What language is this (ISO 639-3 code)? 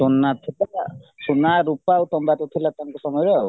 ori